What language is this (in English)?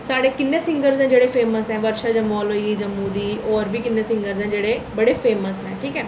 Dogri